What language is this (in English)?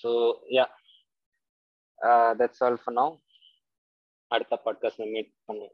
Tamil